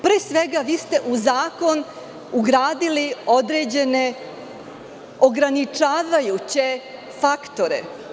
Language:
Serbian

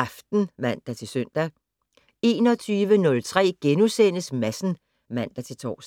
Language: Danish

